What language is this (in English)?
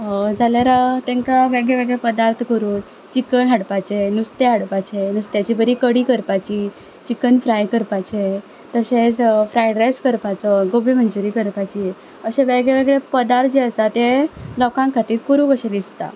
Konkani